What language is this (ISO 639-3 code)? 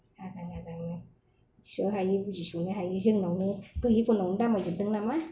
brx